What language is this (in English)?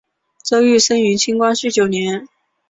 Chinese